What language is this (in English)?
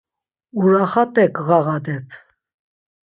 Laz